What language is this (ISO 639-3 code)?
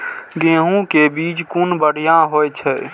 mai